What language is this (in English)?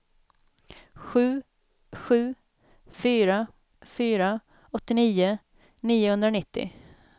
Swedish